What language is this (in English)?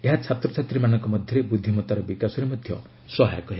Odia